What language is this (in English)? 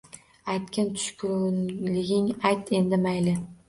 Uzbek